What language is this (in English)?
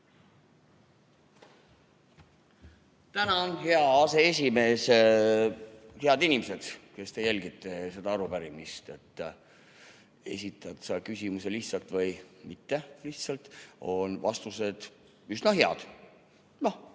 Estonian